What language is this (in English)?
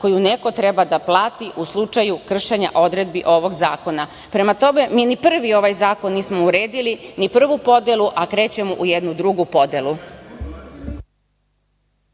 Serbian